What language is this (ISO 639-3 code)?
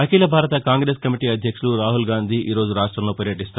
tel